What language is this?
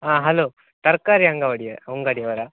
Kannada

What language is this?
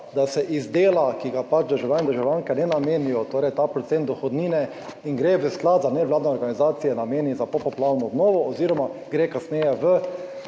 Slovenian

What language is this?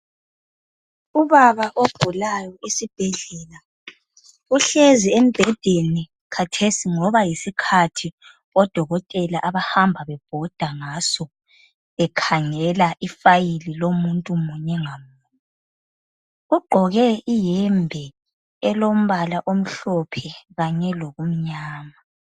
North Ndebele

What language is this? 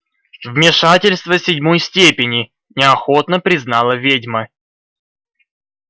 Russian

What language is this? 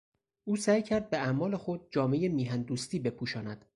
Persian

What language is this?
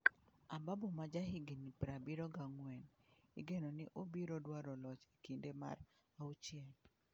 Luo (Kenya and Tanzania)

